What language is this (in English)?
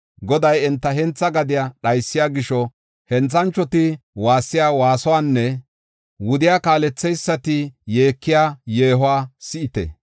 Gofa